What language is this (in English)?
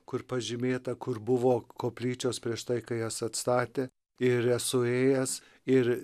Lithuanian